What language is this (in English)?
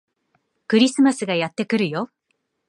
Japanese